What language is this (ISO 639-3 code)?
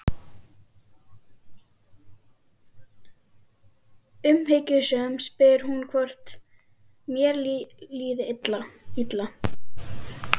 isl